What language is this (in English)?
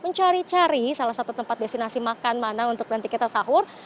Indonesian